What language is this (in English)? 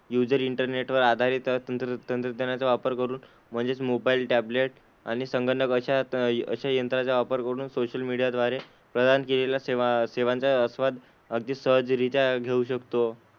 Marathi